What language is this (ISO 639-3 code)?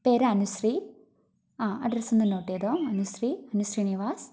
mal